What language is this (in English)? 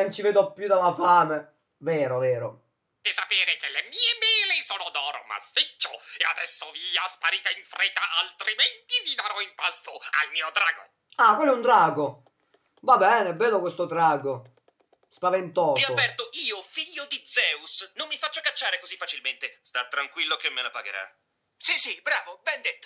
Italian